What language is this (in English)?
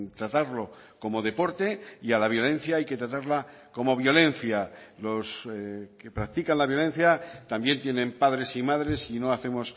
Spanish